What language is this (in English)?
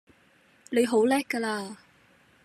Cantonese